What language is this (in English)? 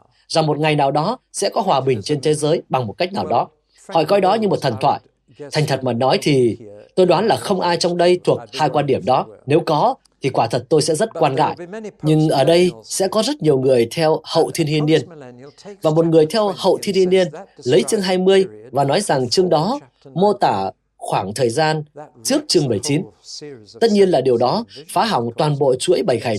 Vietnamese